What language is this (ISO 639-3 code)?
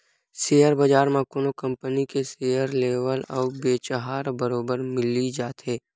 hne